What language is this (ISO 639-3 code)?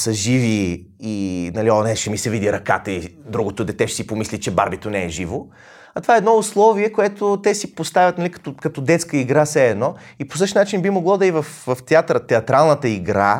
bul